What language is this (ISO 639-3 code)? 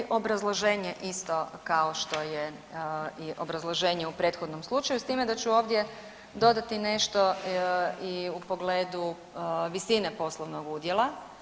hrv